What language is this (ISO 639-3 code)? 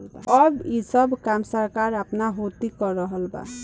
bho